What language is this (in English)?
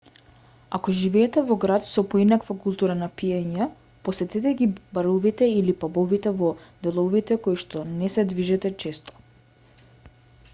Macedonian